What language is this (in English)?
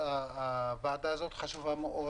Hebrew